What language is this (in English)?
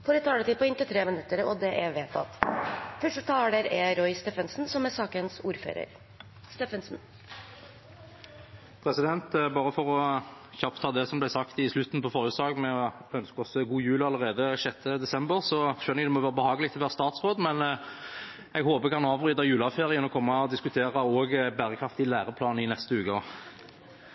Norwegian Bokmål